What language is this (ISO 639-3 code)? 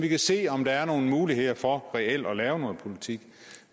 dan